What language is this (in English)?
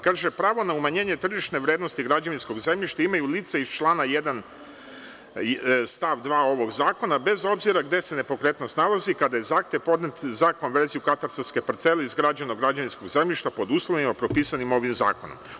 Serbian